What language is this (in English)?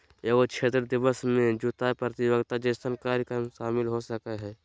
Magahi